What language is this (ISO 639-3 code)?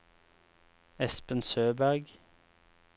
nor